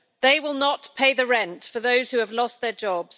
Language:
English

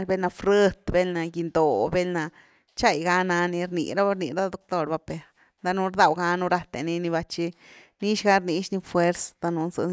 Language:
Güilá Zapotec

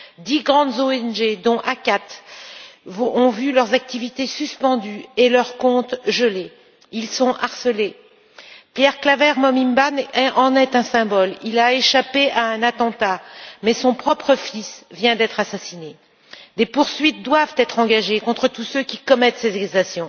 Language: French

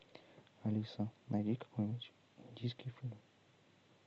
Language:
Russian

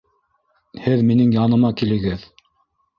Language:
Bashkir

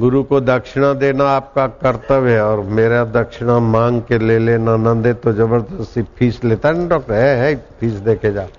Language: Hindi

